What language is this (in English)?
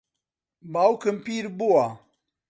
Central Kurdish